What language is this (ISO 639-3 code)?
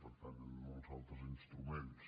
cat